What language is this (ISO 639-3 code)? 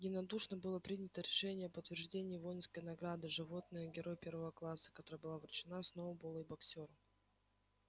rus